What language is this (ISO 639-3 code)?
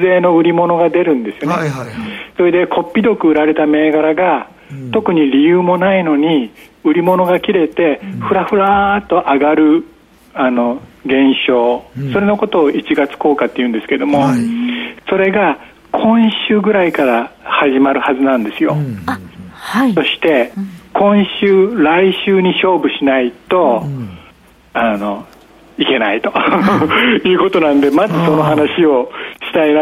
jpn